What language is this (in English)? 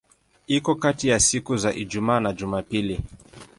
Swahili